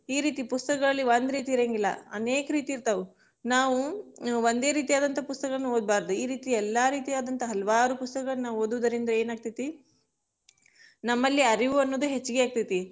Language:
Kannada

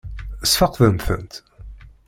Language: Kabyle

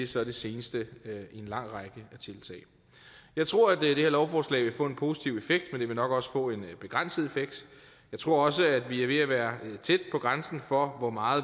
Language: Danish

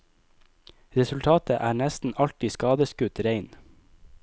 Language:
Norwegian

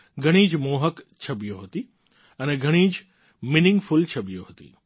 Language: Gujarati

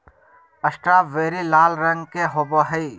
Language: Magahi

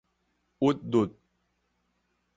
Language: Min Nan Chinese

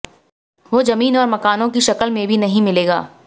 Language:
Hindi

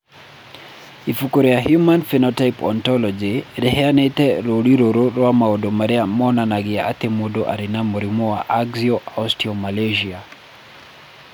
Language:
Kikuyu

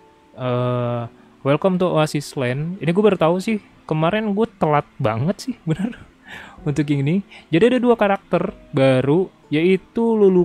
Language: Indonesian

